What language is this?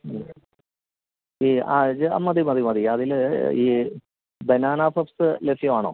Malayalam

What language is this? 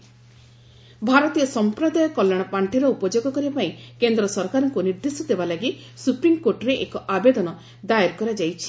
Odia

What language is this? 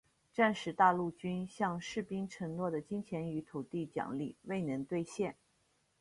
Chinese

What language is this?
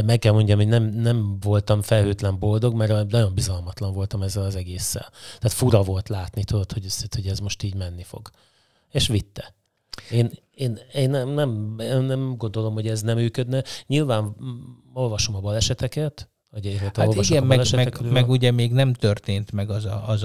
Hungarian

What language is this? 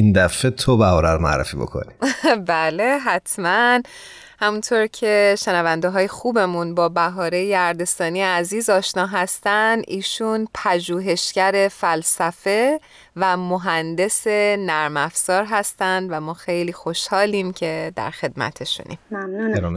Persian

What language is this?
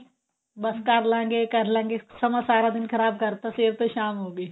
Punjabi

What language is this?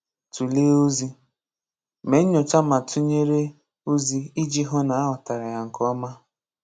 Igbo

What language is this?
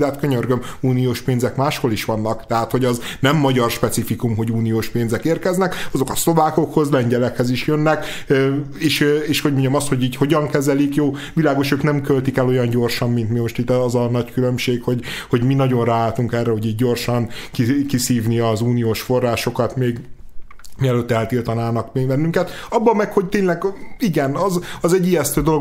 Hungarian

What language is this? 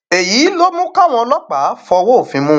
Yoruba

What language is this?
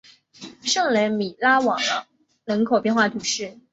Chinese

